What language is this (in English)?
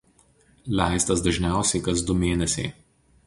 Lithuanian